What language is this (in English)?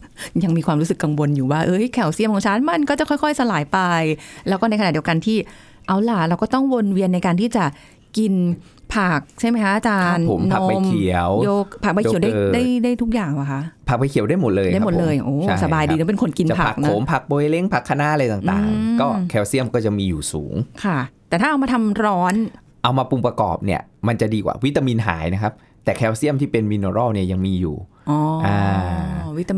Thai